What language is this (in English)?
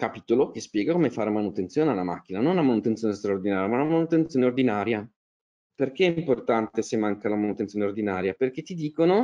Italian